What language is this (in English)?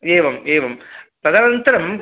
Sanskrit